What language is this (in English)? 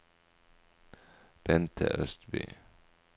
Norwegian